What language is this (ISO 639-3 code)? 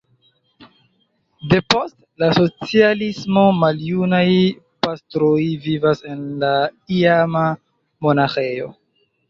epo